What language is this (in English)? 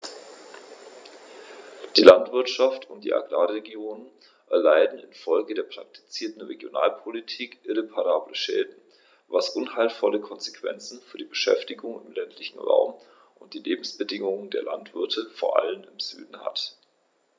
German